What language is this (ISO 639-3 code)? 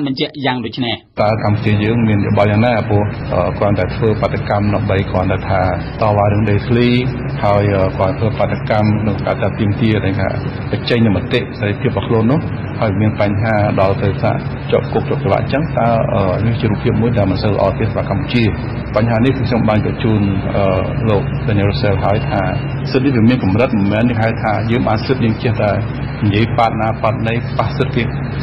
tha